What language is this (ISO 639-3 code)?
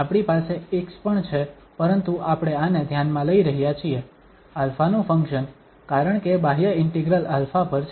guj